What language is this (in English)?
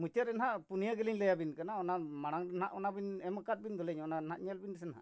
Santali